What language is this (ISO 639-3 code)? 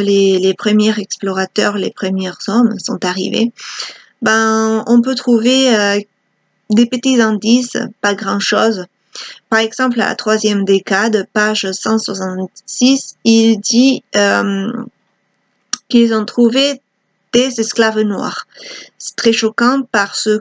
fra